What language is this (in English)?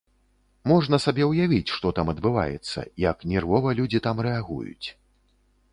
Belarusian